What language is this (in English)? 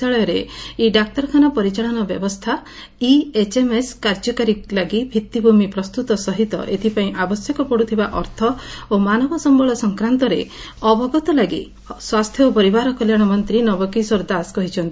Odia